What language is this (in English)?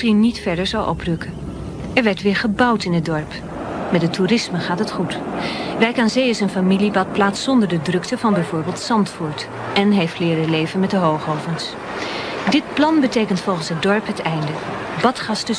Dutch